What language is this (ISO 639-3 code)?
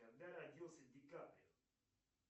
rus